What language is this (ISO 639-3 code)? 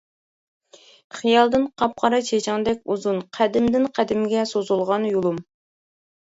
uig